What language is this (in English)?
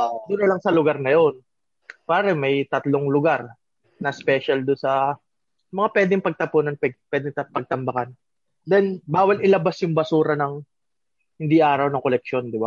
Filipino